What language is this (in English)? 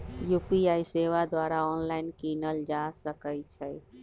Magahi